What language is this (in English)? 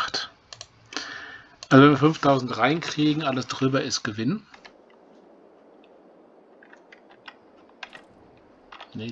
German